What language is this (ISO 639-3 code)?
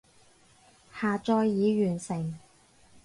yue